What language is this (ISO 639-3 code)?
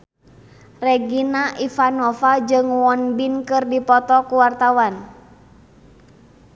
sun